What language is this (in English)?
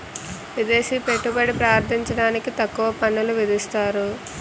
Telugu